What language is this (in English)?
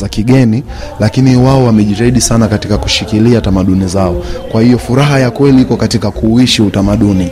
Swahili